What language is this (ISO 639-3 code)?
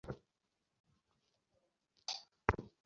ben